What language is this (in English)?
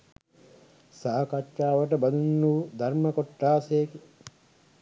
Sinhala